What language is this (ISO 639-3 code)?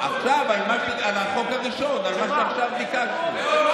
heb